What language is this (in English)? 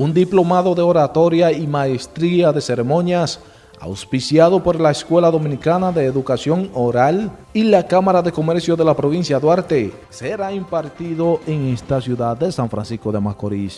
Spanish